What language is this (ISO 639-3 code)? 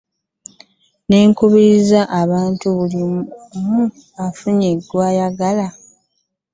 lug